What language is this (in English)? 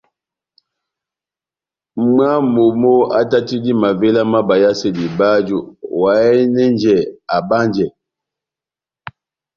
Batanga